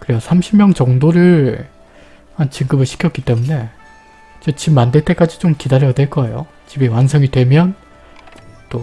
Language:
Korean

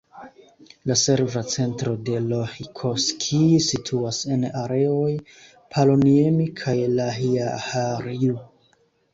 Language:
Esperanto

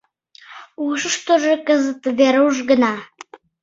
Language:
Mari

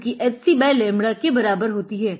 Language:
Hindi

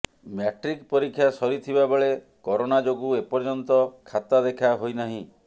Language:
Odia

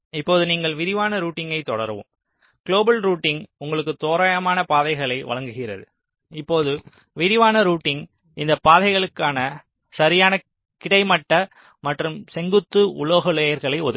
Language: Tamil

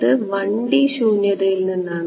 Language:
Malayalam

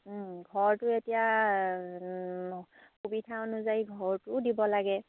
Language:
Assamese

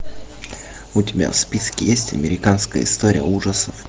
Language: Russian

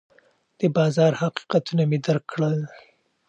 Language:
Pashto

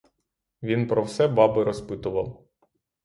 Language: Ukrainian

